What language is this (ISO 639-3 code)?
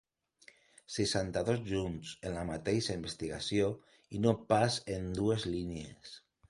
cat